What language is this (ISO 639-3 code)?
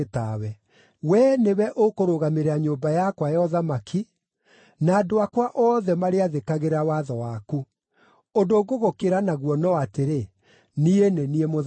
kik